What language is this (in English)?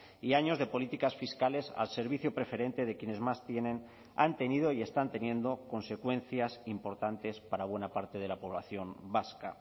Spanish